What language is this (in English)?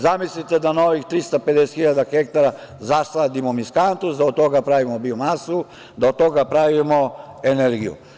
Serbian